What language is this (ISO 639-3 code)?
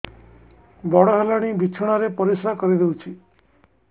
ori